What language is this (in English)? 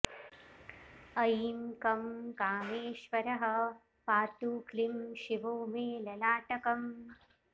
Sanskrit